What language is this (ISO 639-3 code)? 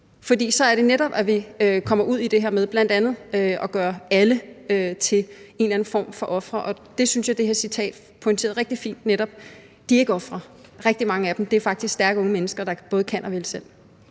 dan